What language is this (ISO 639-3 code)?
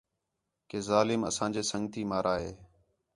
xhe